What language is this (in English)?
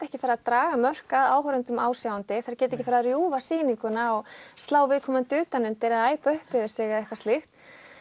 Icelandic